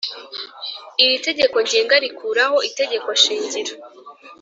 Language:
Kinyarwanda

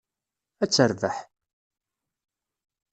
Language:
Kabyle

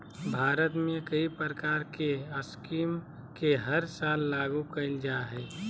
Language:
Magahi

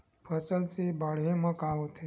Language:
Chhattisgarhi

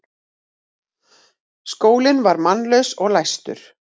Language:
Icelandic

